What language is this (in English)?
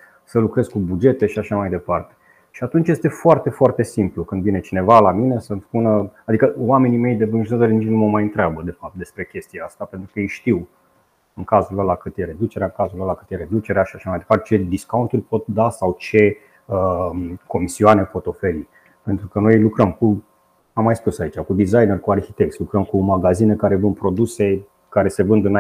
Romanian